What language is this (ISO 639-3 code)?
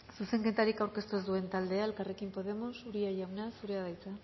eus